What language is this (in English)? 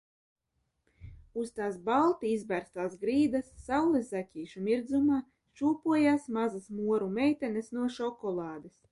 Latvian